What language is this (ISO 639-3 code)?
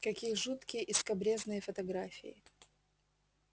rus